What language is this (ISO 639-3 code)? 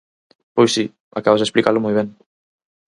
glg